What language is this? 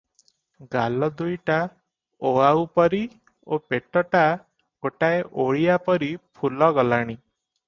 Odia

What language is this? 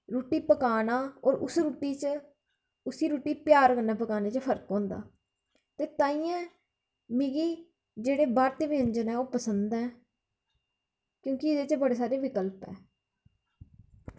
Dogri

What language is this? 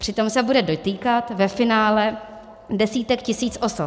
Czech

